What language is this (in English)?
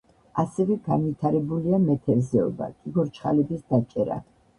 Georgian